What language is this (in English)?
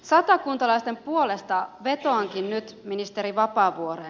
Finnish